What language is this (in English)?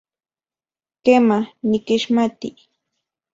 Central Puebla Nahuatl